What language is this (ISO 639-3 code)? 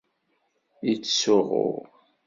kab